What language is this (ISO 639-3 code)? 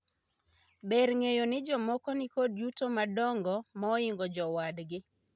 luo